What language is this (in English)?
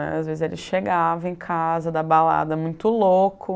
Portuguese